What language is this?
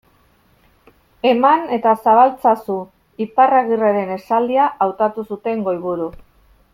Basque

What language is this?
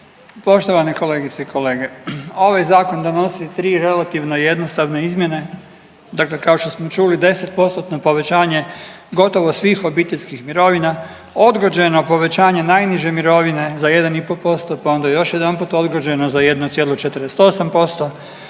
Croatian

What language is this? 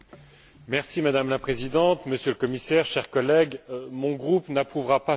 French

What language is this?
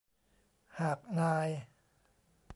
Thai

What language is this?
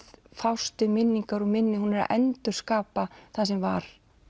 Icelandic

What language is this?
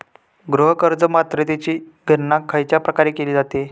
Marathi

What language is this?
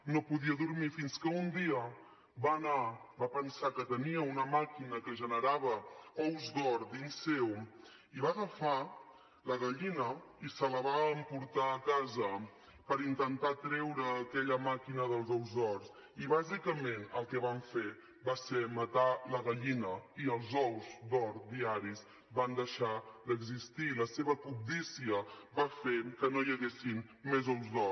Catalan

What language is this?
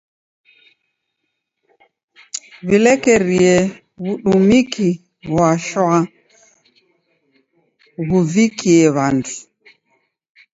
Taita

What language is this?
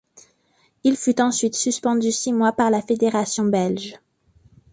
French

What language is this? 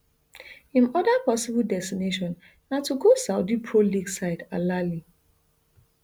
Nigerian Pidgin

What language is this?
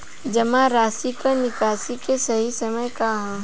Bhojpuri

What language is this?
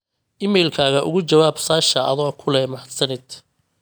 Somali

